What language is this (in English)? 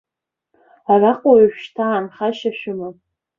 Abkhazian